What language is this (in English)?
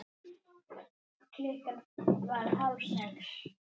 Icelandic